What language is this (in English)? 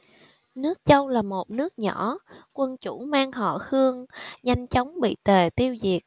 Vietnamese